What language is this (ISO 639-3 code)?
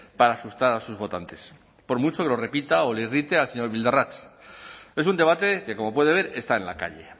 spa